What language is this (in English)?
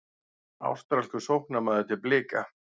Icelandic